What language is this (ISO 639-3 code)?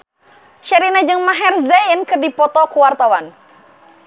sun